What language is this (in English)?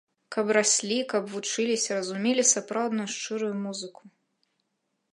Belarusian